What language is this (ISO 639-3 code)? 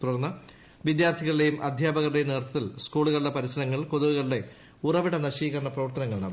mal